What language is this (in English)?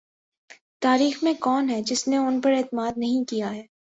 Urdu